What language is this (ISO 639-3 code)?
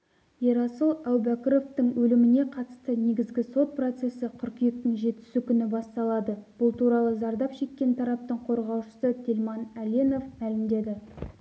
kaz